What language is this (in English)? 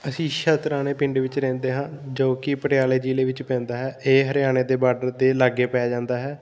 Punjabi